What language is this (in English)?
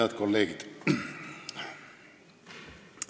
Estonian